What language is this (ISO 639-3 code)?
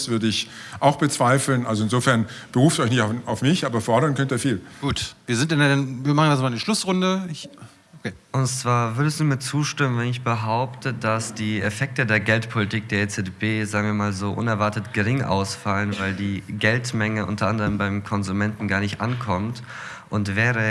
deu